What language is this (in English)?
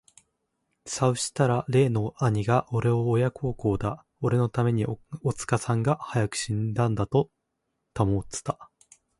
Japanese